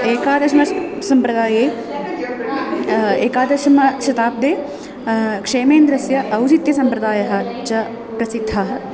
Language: Sanskrit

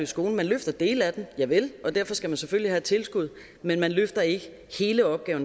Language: Danish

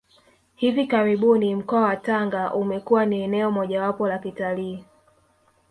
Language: Swahili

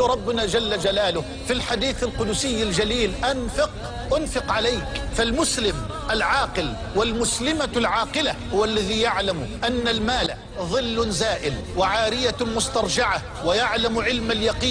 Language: Arabic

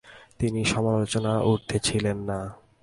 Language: Bangla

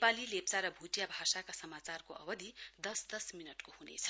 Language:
Nepali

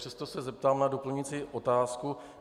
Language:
Czech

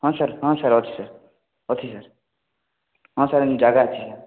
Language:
Odia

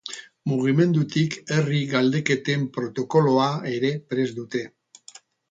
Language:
Basque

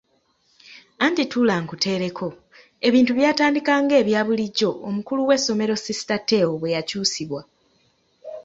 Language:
Ganda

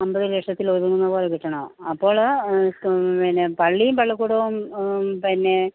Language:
Malayalam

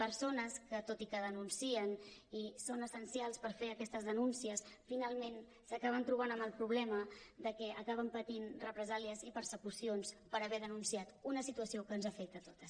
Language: Catalan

